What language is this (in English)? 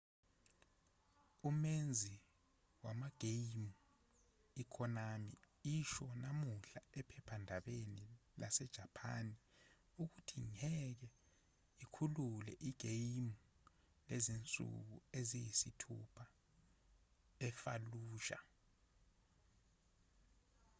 Zulu